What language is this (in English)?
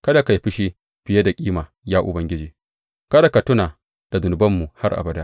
Hausa